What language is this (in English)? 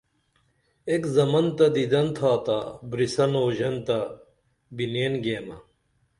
Dameli